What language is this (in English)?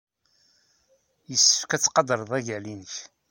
Kabyle